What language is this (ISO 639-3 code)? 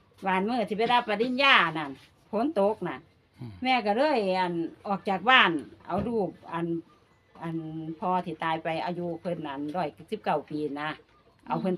tha